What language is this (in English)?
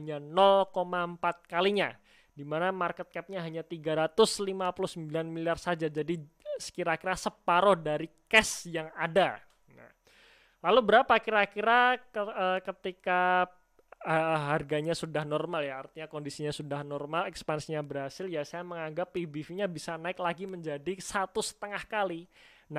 Indonesian